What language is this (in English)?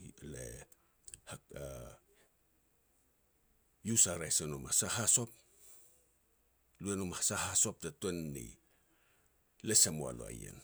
Petats